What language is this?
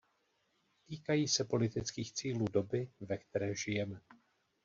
Czech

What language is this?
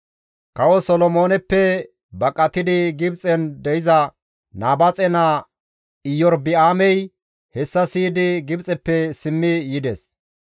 Gamo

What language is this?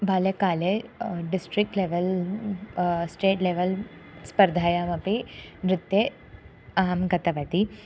Sanskrit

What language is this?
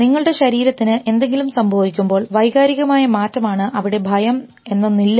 Malayalam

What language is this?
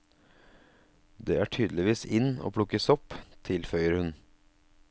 Norwegian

